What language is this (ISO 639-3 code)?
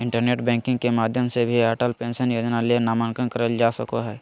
mag